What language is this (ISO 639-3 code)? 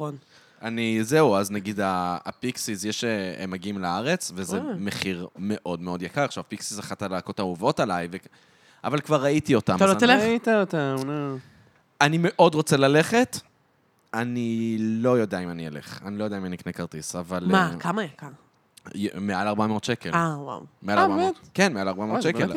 heb